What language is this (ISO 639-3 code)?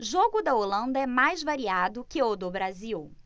por